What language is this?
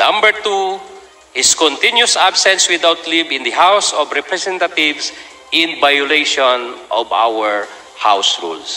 Filipino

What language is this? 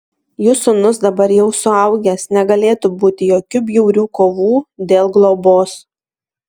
Lithuanian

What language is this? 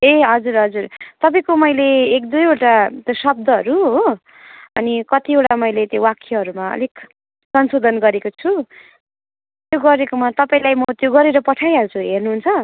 Nepali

